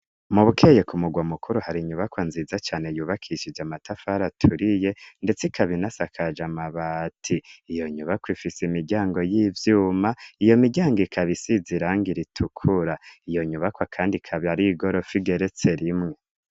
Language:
Rundi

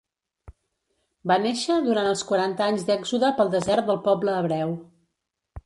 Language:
Catalan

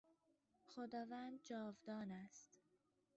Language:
Persian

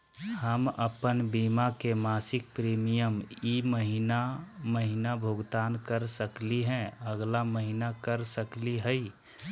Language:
Magahi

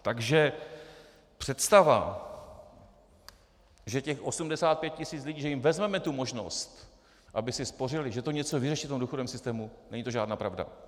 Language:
Czech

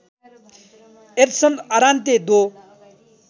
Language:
Nepali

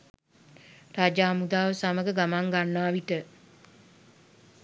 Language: Sinhala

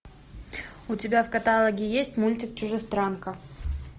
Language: Russian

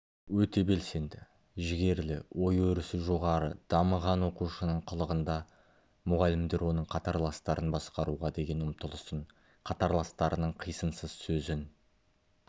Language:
Kazakh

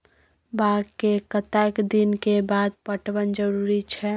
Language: Maithili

